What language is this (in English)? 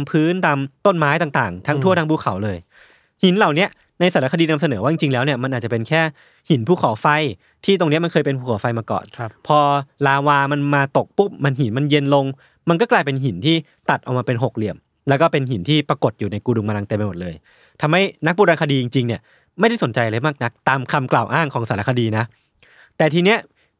Thai